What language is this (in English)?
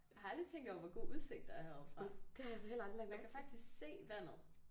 Danish